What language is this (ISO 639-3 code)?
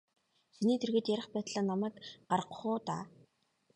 mon